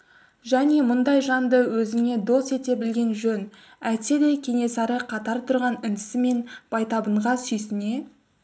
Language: Kazakh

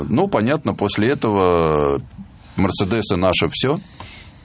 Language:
Russian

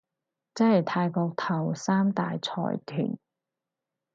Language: Cantonese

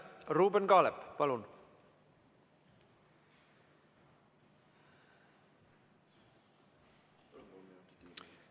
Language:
Estonian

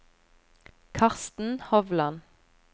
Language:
Norwegian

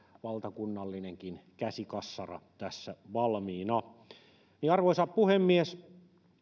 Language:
Finnish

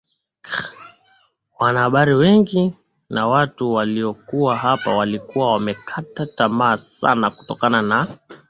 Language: Swahili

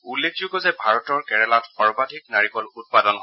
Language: Assamese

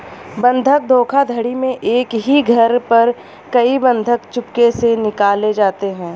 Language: Hindi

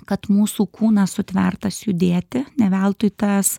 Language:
Lithuanian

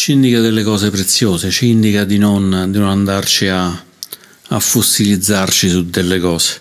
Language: Italian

